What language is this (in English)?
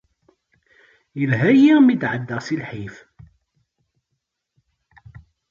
Kabyle